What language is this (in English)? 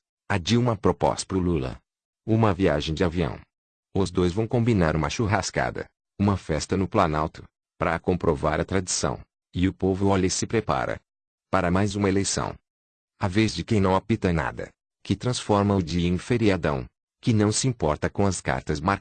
Portuguese